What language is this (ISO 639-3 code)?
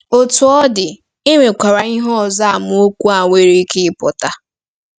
ibo